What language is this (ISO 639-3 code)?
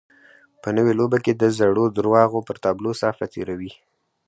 pus